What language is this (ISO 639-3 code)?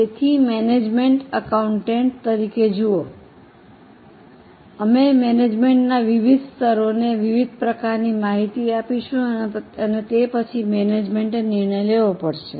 guj